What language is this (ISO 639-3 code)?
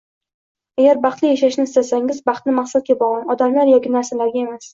uzb